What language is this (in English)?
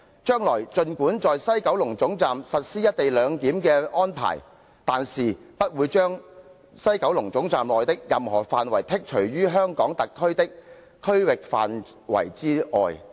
Cantonese